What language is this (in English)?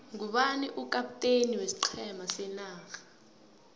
South Ndebele